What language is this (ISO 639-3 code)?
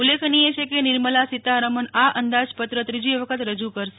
guj